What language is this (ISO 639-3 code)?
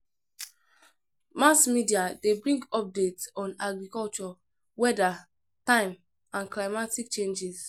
pcm